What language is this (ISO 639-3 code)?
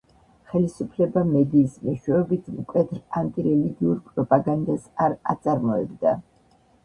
kat